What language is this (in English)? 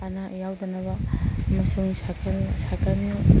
Manipuri